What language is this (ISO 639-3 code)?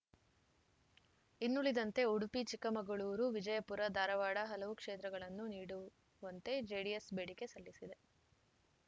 kan